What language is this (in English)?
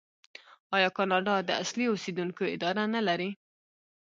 Pashto